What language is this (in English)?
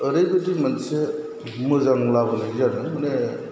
Bodo